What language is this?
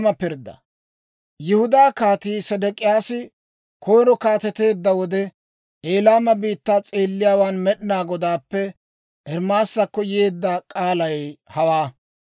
Dawro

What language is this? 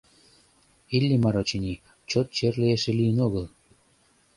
Mari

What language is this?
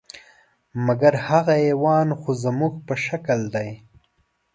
Pashto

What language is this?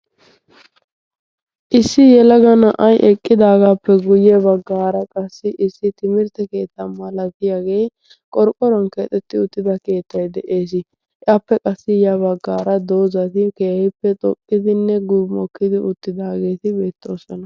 Wolaytta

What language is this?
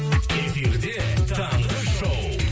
Kazakh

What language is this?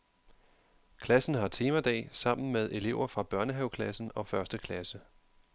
Danish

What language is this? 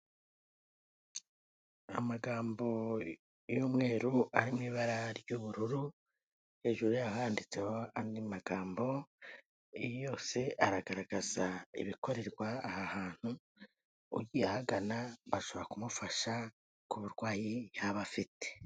Kinyarwanda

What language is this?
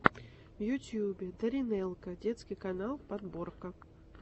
Russian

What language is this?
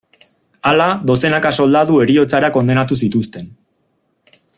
Basque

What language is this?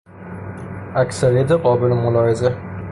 Persian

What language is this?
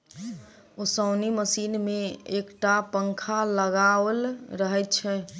Maithili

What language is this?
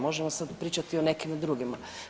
Croatian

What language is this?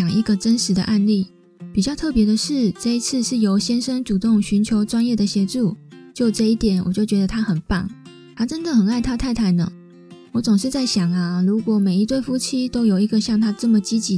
Chinese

